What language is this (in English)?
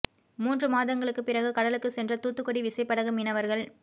Tamil